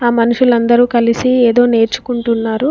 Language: Telugu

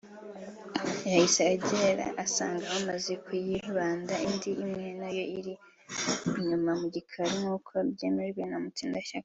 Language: Kinyarwanda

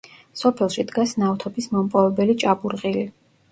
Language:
Georgian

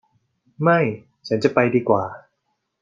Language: Thai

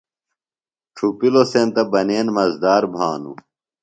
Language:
Phalura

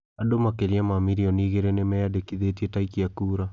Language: Kikuyu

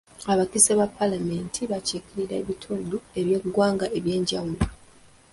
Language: Ganda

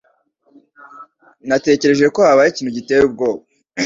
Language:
Kinyarwanda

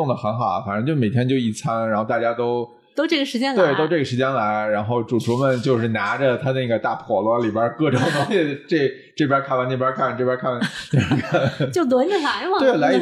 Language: Chinese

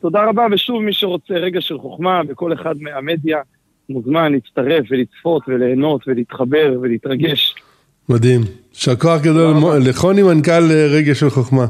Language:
Hebrew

